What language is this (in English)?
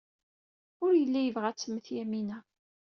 Kabyle